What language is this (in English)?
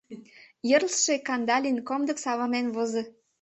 Mari